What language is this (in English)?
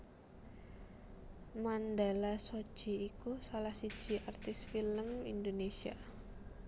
Javanese